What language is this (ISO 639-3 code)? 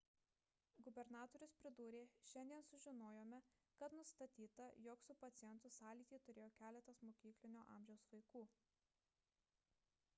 lit